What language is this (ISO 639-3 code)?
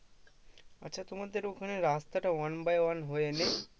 ben